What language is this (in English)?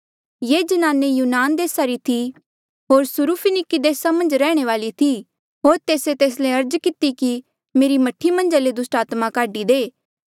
Mandeali